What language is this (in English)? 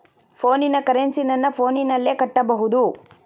Kannada